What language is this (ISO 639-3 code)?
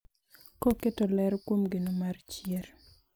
luo